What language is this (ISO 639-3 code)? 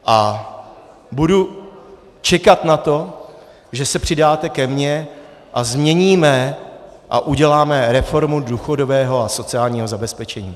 ces